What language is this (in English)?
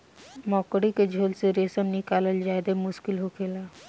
Bhojpuri